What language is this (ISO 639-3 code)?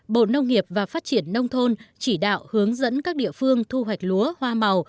vie